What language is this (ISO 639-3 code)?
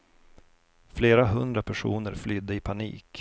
swe